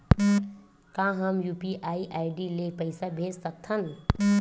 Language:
Chhattisgarhi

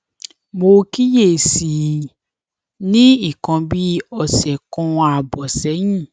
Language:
Yoruba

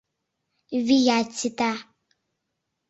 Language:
Mari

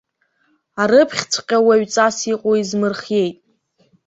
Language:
Abkhazian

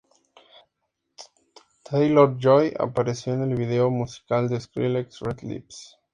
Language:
Spanish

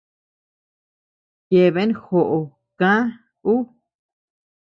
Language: Tepeuxila Cuicatec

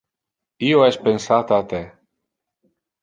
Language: Interlingua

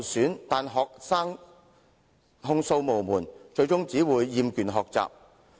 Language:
Cantonese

